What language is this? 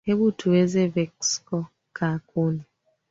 Swahili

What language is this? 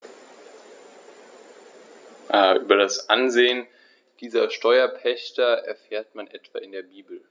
German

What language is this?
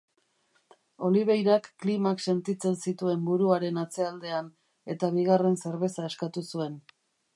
Basque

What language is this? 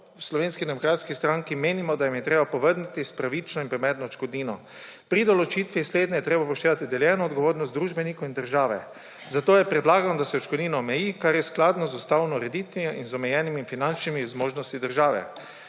Slovenian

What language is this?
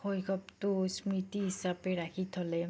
Assamese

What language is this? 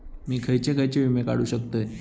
Marathi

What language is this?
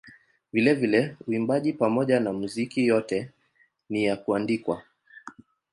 Swahili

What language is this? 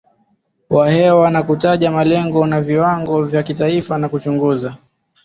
Swahili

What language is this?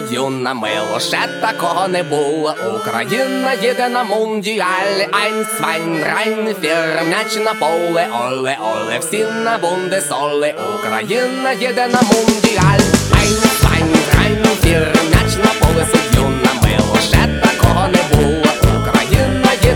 Ukrainian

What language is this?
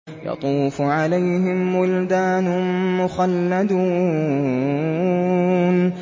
Arabic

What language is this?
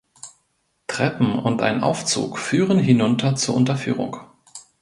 German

